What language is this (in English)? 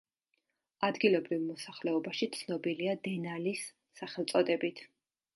Georgian